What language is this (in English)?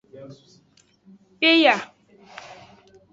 Aja (Benin)